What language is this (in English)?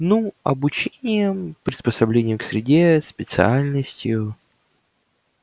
Russian